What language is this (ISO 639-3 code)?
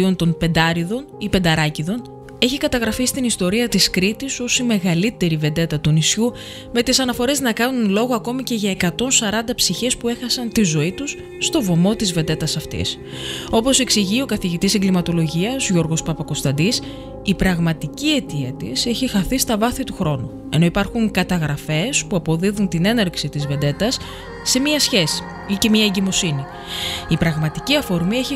ell